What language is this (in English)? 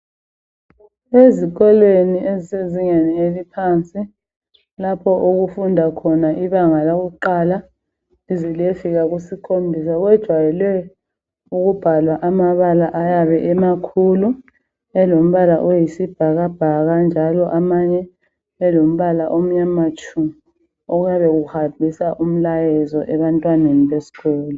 North Ndebele